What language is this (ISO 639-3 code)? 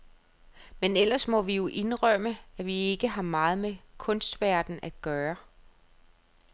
dan